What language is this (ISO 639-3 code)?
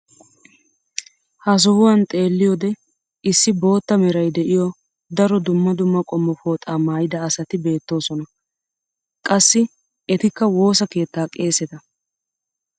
wal